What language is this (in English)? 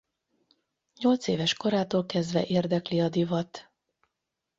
Hungarian